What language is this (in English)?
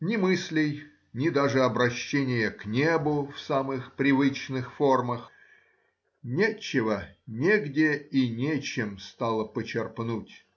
Russian